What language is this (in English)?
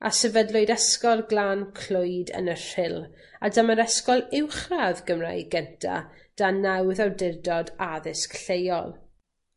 Welsh